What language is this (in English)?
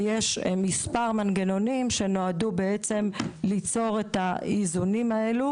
Hebrew